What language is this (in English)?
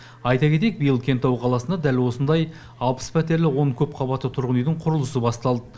Kazakh